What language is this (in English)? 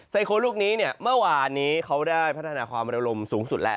Thai